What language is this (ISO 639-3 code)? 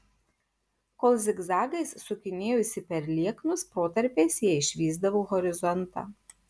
lit